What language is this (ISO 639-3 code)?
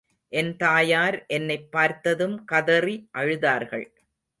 tam